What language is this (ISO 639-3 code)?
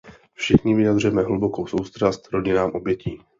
ces